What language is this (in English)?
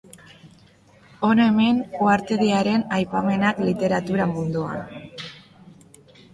Basque